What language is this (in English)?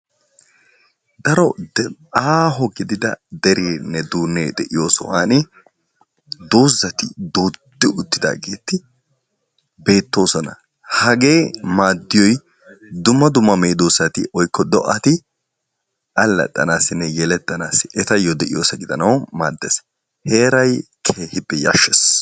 Wolaytta